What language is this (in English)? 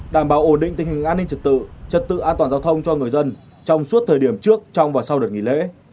Vietnamese